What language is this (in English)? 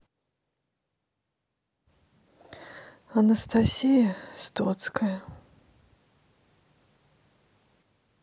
Russian